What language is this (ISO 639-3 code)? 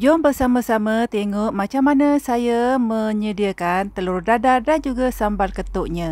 msa